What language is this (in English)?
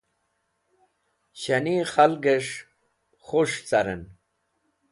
Wakhi